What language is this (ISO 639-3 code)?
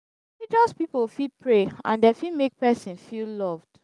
pcm